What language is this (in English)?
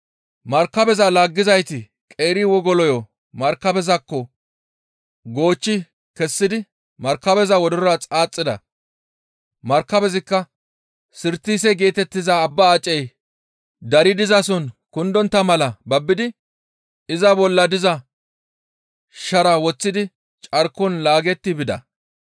Gamo